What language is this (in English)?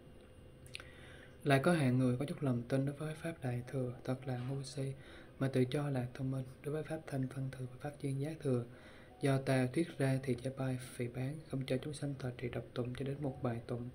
Vietnamese